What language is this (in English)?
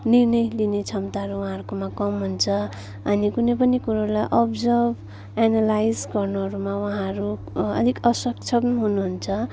Nepali